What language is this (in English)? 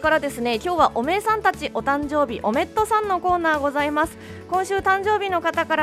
Japanese